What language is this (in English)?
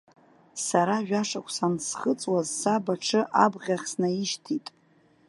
Abkhazian